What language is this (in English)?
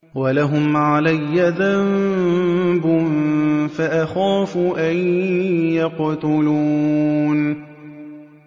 Arabic